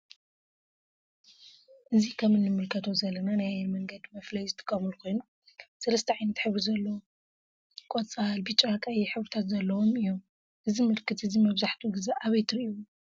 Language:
Tigrinya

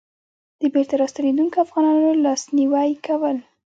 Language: Pashto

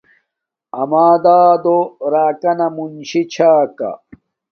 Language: Domaaki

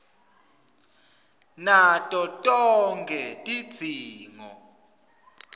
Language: Swati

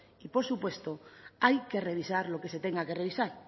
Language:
Spanish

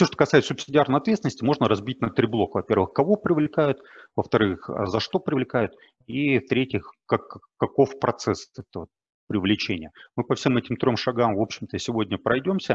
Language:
Russian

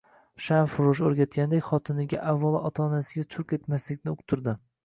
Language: Uzbek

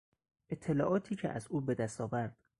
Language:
Persian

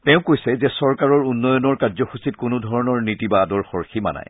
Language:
Assamese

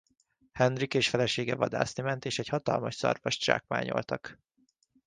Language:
Hungarian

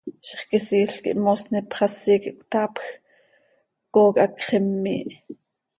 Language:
Seri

